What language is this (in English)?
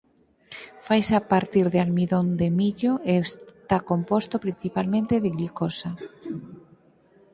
Galician